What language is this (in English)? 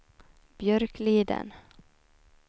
Swedish